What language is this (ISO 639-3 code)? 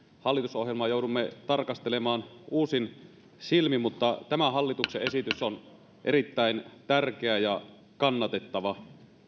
fin